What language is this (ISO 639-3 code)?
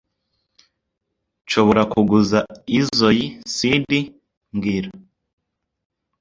kin